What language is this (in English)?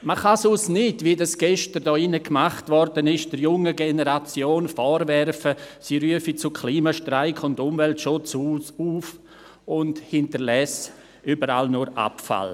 Swiss German